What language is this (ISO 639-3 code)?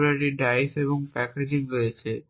ben